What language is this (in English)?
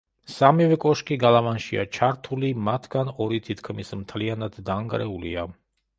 Georgian